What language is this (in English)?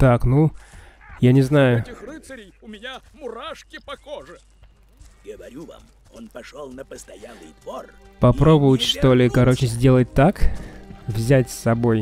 Russian